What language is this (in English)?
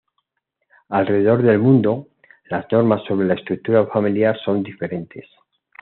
Spanish